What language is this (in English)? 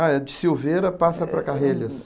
Portuguese